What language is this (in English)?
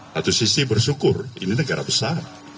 Indonesian